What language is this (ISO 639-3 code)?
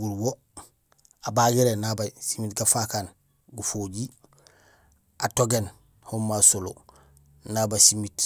gsl